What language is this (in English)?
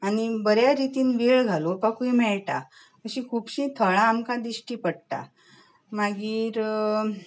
Konkani